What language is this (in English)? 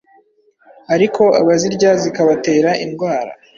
Kinyarwanda